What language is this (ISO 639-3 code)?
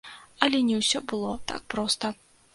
bel